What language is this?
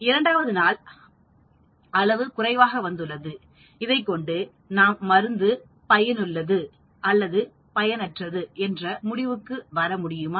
Tamil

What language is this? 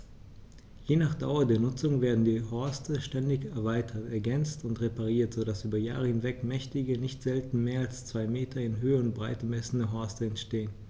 German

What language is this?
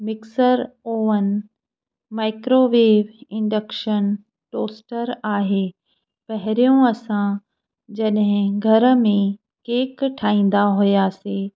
Sindhi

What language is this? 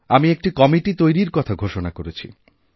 Bangla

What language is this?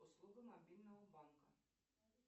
Russian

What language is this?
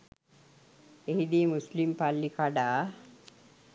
Sinhala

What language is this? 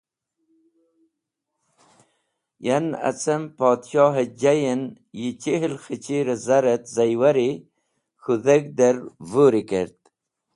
Wakhi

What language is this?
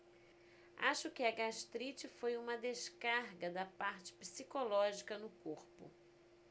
Portuguese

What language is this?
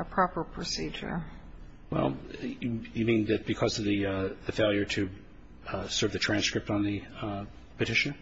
English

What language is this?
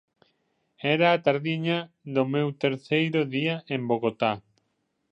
Galician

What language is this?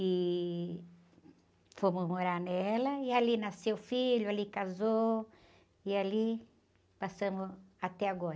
Portuguese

